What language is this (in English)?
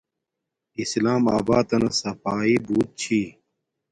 Domaaki